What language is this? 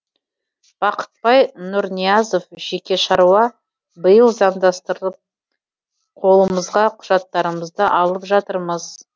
Kazakh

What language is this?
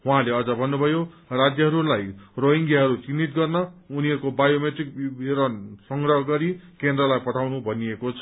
Nepali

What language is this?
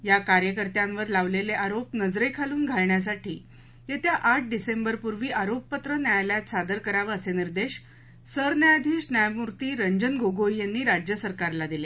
Marathi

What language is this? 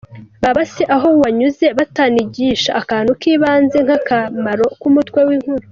Kinyarwanda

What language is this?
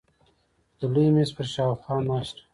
Pashto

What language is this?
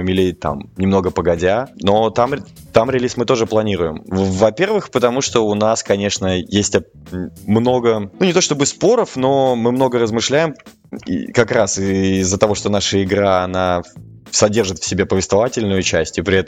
Russian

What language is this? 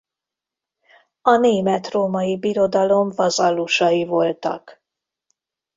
Hungarian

